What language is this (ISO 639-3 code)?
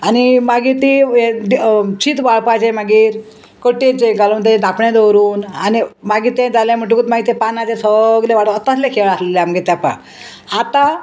kok